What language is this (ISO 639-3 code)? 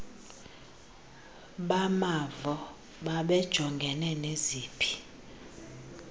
xho